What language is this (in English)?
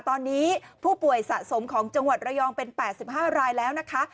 Thai